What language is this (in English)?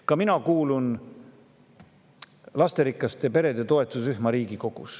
Estonian